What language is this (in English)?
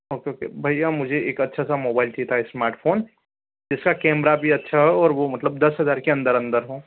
Hindi